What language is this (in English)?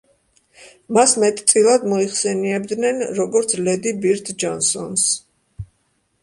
Georgian